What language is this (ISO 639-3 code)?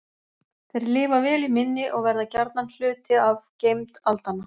isl